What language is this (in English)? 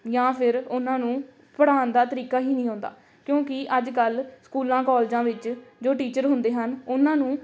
Punjabi